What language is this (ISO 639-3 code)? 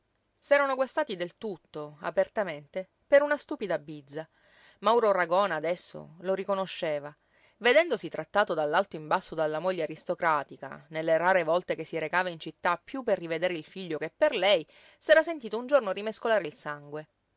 ita